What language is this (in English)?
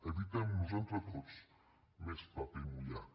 Catalan